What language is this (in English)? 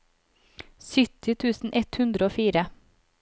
Norwegian